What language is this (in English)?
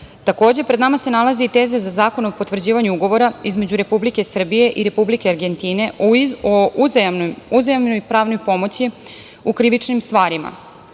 Serbian